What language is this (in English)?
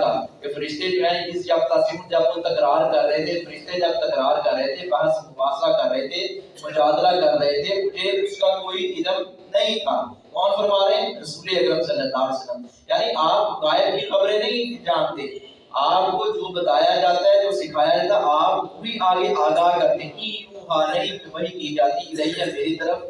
Urdu